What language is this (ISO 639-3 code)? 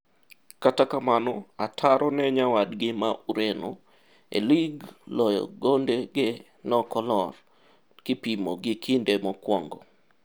luo